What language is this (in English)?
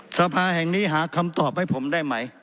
Thai